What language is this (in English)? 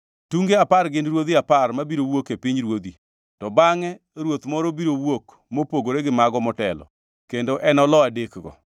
Luo (Kenya and Tanzania)